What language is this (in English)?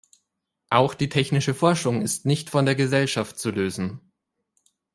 German